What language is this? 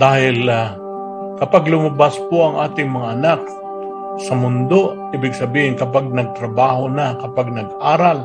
Filipino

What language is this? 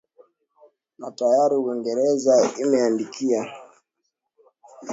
Swahili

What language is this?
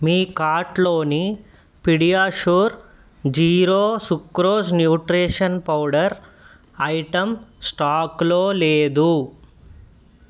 Telugu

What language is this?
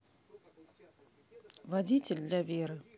Russian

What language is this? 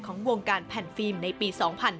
Thai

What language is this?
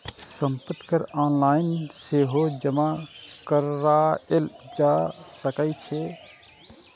Maithili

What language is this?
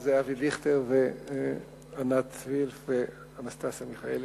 Hebrew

